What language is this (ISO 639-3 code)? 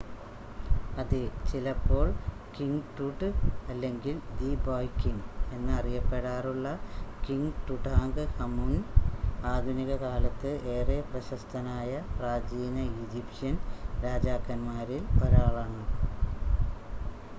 mal